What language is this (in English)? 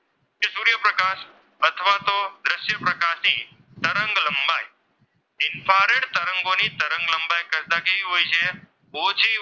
Gujarati